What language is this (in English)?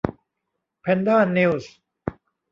Thai